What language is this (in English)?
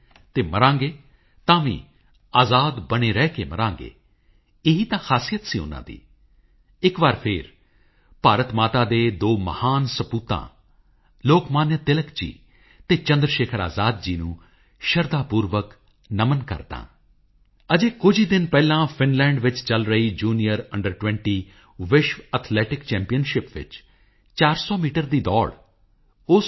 Punjabi